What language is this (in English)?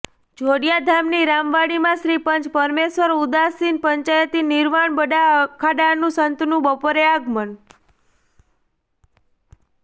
Gujarati